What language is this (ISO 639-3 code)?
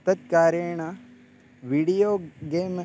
san